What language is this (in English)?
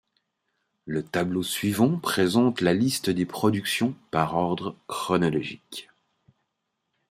French